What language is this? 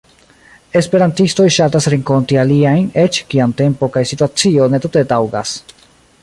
Esperanto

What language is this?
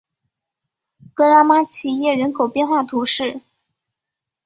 Chinese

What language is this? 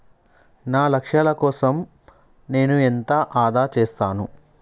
Telugu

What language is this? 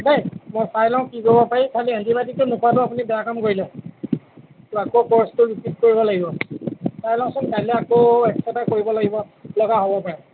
Assamese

